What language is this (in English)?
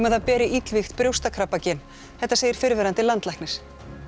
Icelandic